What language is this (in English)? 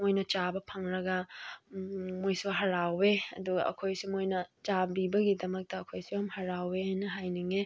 Manipuri